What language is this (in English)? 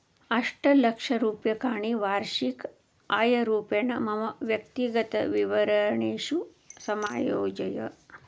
Sanskrit